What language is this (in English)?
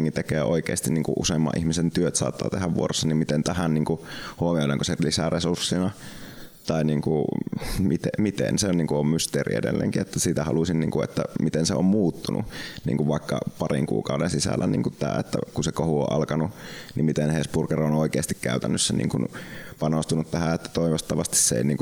Finnish